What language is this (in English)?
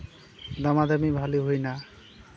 Santali